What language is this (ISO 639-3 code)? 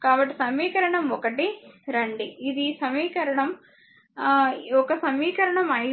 tel